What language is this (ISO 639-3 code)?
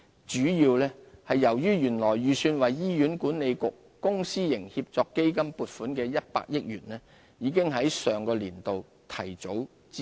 yue